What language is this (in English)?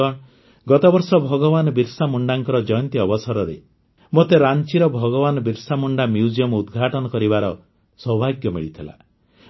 Odia